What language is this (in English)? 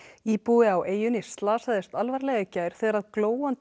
Icelandic